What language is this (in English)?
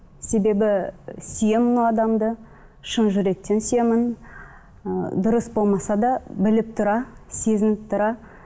Kazakh